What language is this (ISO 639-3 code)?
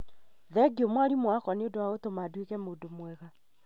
kik